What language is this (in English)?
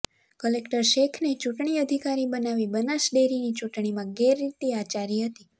Gujarati